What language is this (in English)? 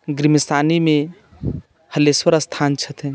Maithili